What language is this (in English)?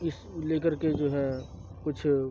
Urdu